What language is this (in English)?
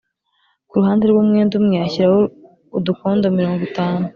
Kinyarwanda